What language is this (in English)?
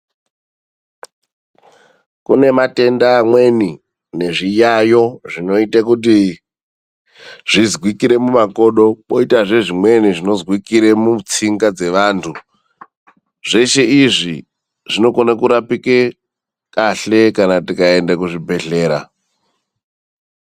Ndau